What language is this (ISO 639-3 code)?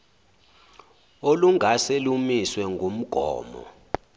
zul